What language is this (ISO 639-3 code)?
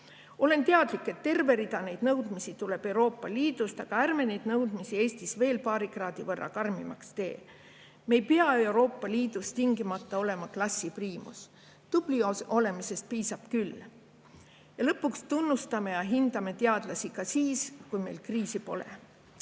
est